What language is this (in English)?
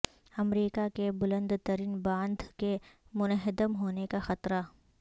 Urdu